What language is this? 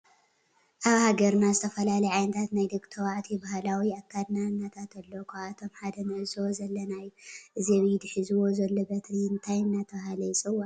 Tigrinya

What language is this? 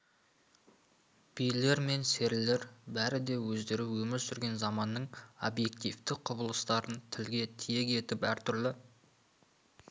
Kazakh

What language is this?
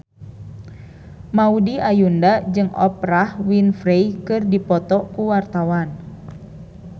Sundanese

